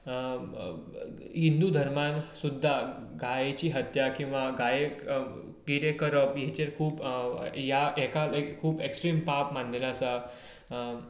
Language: Konkani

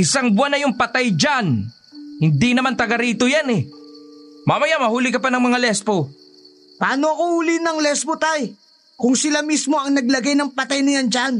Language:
Filipino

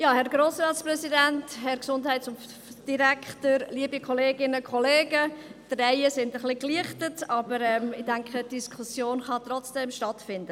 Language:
Swiss German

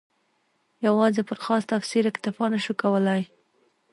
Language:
Pashto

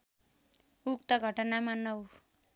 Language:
Nepali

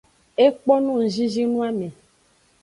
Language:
Aja (Benin)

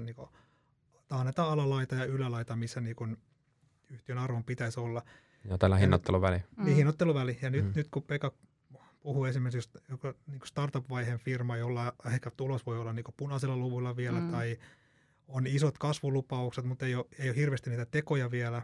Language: Finnish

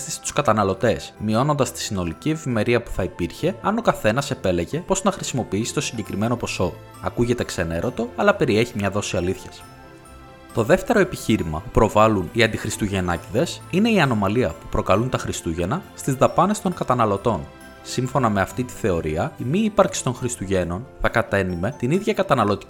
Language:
Greek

